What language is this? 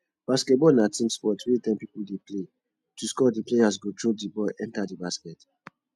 Nigerian Pidgin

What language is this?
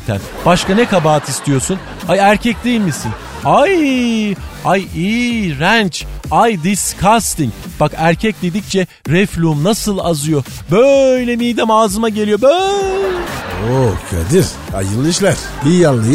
Turkish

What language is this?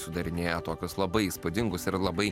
Lithuanian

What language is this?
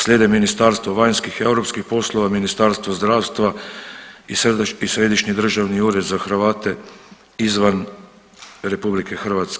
Croatian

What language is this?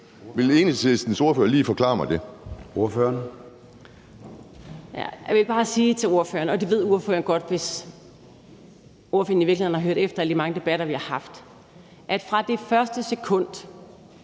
Danish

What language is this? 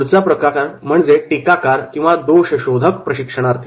Marathi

